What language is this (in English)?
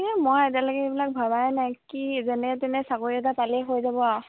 Assamese